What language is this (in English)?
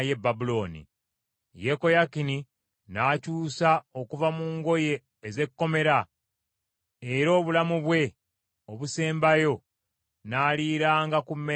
Ganda